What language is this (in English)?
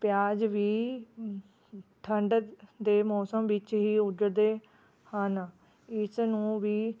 Punjabi